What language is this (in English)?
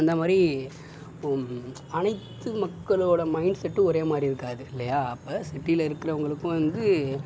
Tamil